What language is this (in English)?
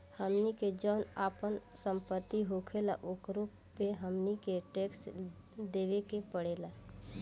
Bhojpuri